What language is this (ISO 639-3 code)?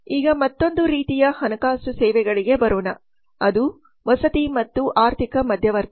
kan